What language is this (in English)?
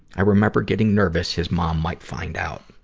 English